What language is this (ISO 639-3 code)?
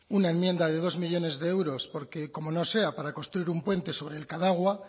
spa